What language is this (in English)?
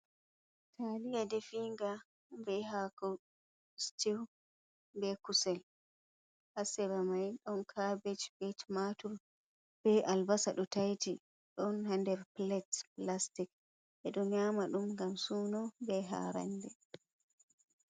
Fula